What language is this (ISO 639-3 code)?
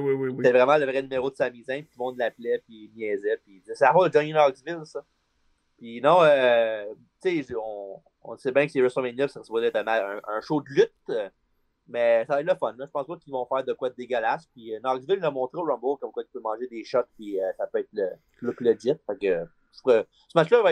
fra